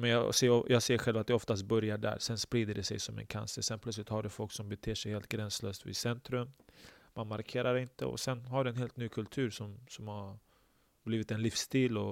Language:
Swedish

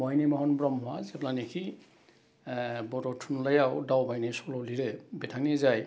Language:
Bodo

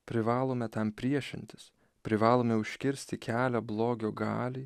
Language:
Lithuanian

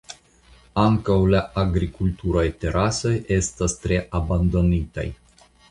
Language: Esperanto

